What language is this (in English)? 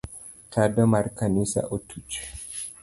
Luo (Kenya and Tanzania)